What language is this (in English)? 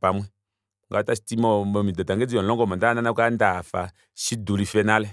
Kuanyama